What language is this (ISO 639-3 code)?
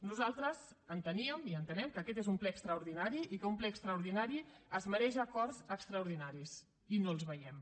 cat